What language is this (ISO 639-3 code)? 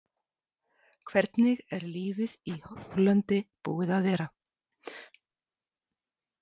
isl